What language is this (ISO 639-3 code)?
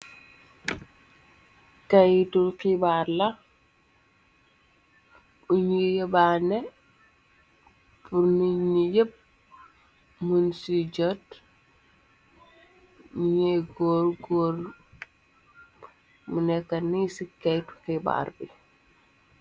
wol